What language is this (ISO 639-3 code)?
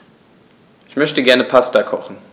deu